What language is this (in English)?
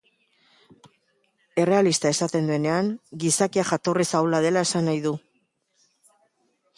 Basque